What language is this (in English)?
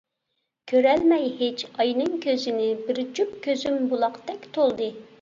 Uyghur